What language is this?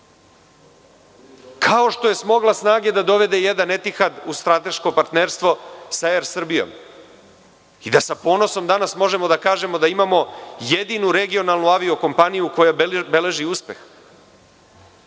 Serbian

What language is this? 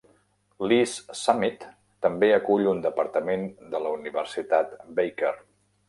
Catalan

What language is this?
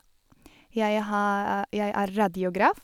Norwegian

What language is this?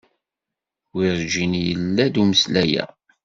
Kabyle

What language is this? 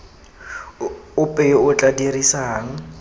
Tswana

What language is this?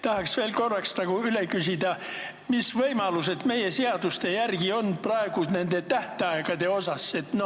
Estonian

